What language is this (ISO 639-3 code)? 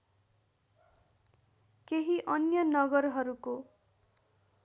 nep